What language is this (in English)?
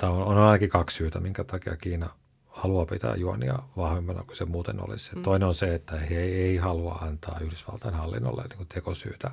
Finnish